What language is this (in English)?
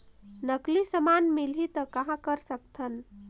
Chhattisgarhi